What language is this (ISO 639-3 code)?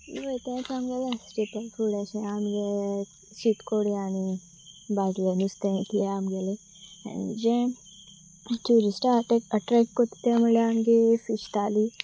kok